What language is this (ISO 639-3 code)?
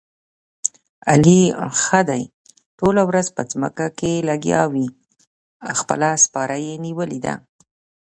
pus